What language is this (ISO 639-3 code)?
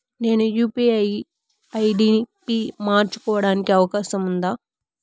tel